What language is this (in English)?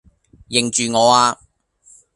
Cantonese